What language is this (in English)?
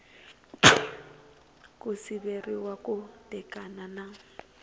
Tsonga